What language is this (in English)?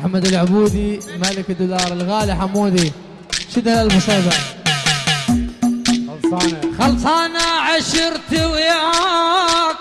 Arabic